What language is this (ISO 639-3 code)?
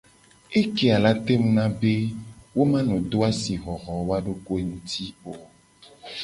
gej